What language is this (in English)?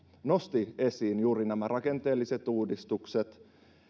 Finnish